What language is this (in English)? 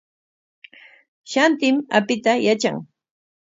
Corongo Ancash Quechua